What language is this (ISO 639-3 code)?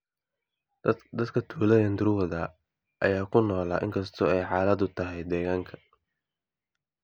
som